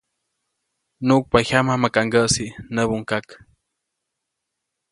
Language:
Copainalá Zoque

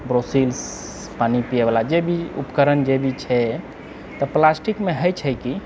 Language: Maithili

